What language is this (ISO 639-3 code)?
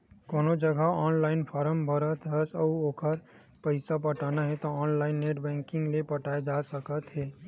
hne